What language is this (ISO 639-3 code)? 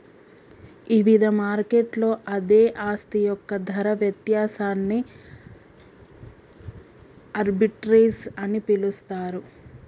tel